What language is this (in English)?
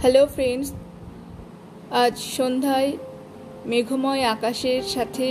Bangla